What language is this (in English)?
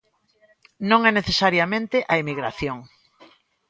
Galician